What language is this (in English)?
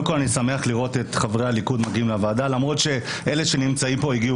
Hebrew